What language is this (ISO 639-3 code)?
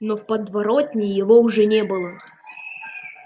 rus